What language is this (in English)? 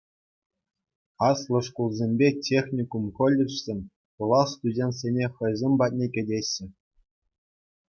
Chuvash